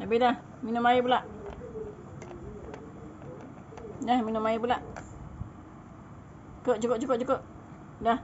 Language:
Malay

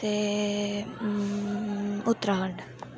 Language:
Dogri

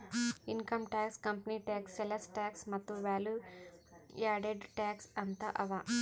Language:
Kannada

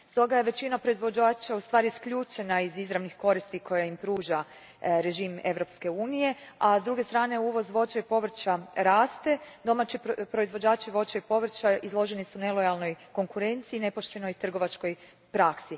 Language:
Croatian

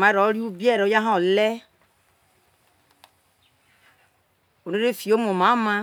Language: Isoko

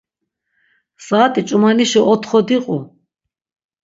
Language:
Laz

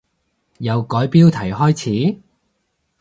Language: Cantonese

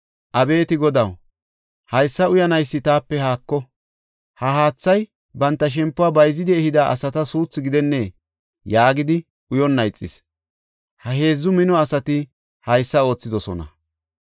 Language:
Gofa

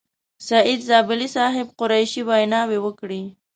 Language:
Pashto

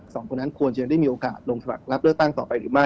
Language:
Thai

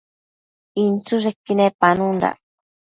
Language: Matsés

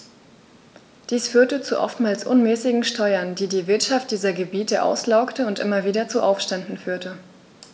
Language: German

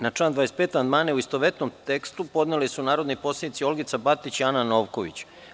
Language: Serbian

